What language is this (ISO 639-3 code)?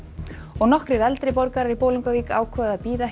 isl